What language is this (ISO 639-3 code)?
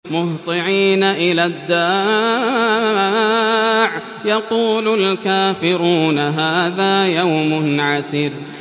ara